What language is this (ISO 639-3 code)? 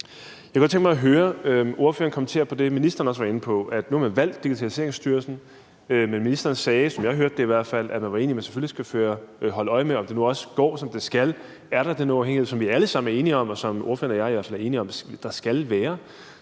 dan